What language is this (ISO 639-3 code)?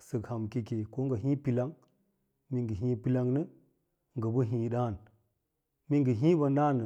lla